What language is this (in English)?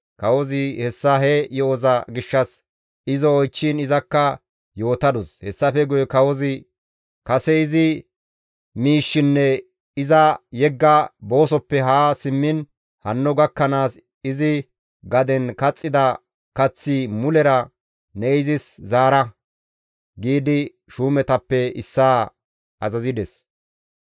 Gamo